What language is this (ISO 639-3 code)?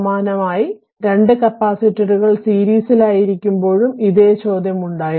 mal